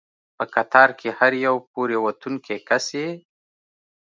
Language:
Pashto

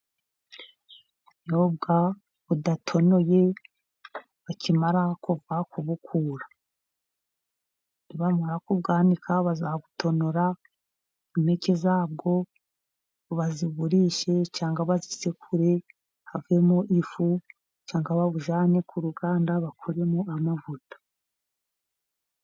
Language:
Kinyarwanda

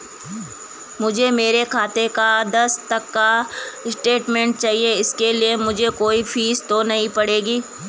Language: Hindi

